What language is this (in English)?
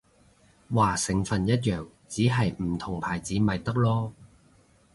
Cantonese